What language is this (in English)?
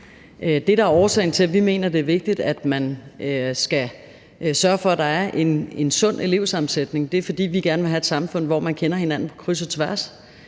Danish